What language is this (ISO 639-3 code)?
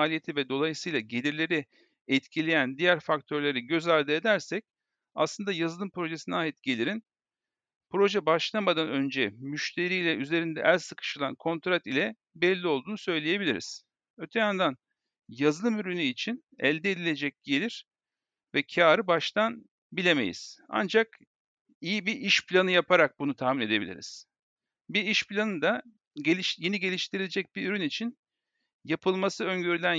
tur